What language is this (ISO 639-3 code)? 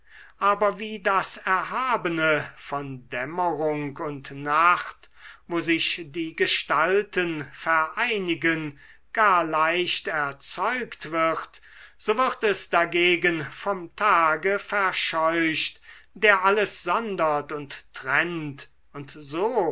deu